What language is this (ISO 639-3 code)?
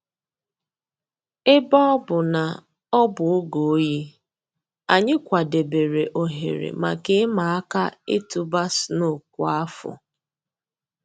ibo